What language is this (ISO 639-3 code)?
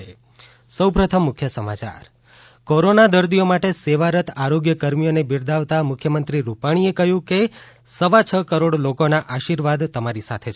guj